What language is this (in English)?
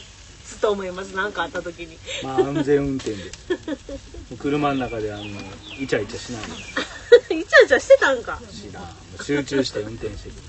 Japanese